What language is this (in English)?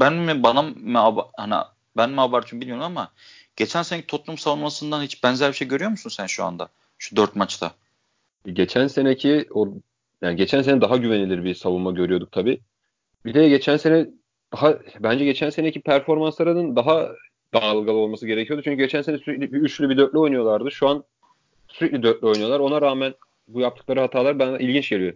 Turkish